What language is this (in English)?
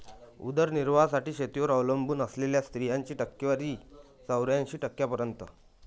Marathi